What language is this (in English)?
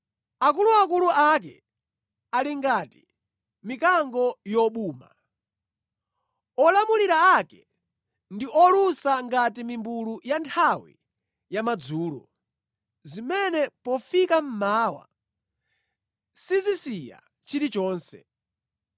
Nyanja